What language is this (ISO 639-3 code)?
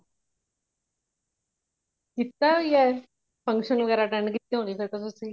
pan